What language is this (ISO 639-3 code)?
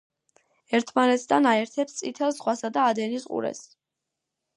kat